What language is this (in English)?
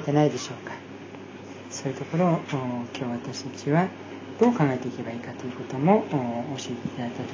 Japanese